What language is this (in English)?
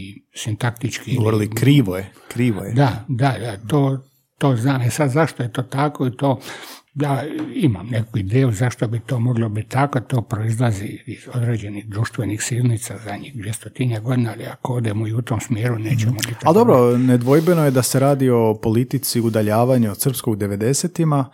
Croatian